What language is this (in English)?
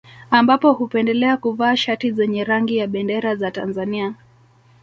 Swahili